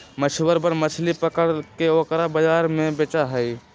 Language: Magahi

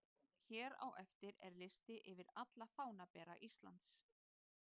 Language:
Icelandic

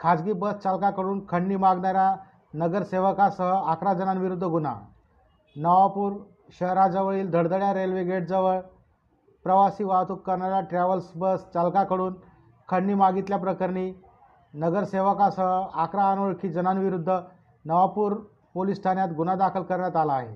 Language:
Marathi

